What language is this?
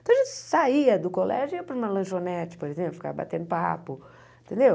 Portuguese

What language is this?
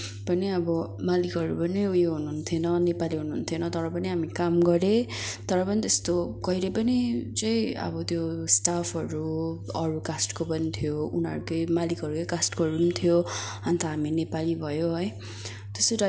Nepali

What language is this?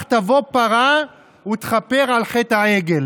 Hebrew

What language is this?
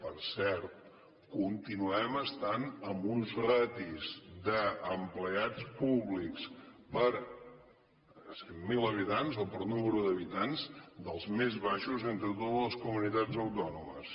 Catalan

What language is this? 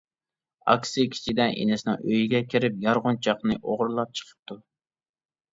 Uyghur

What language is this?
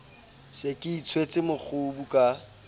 Southern Sotho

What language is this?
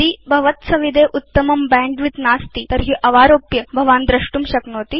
Sanskrit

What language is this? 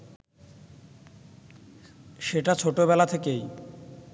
Bangla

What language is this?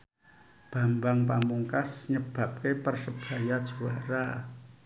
Javanese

